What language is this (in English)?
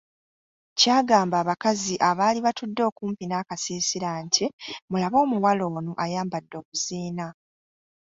Ganda